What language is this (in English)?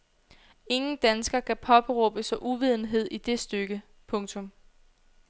Danish